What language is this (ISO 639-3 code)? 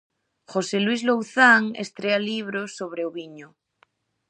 glg